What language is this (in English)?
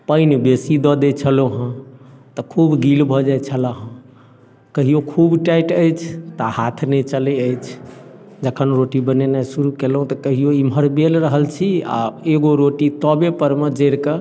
Maithili